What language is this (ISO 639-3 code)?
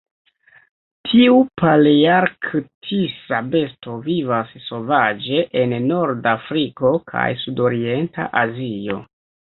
epo